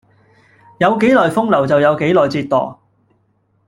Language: Cantonese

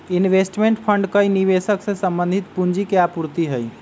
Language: Magahi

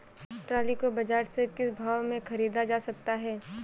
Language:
Hindi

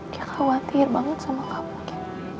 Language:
Indonesian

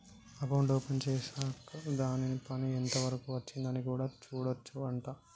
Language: Telugu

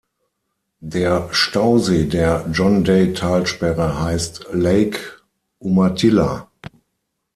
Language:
German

